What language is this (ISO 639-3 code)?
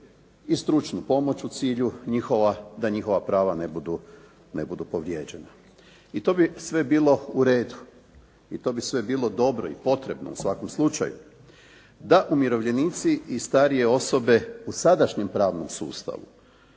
hrv